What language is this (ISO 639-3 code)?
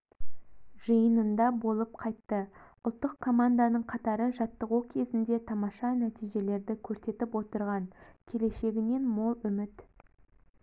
kaz